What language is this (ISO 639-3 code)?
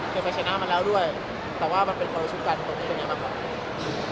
tha